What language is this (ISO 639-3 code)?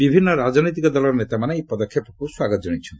ori